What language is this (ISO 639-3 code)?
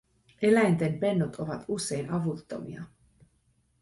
fin